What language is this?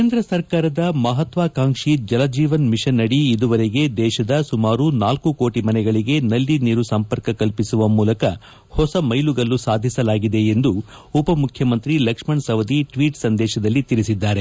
Kannada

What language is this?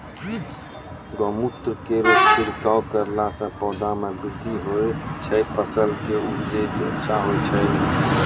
Maithili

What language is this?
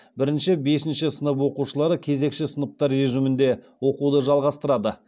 Kazakh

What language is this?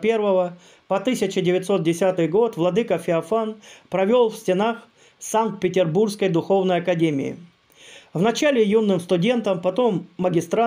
Russian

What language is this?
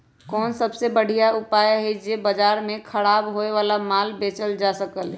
Magahi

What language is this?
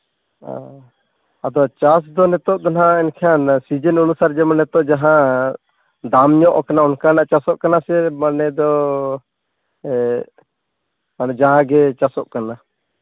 Santali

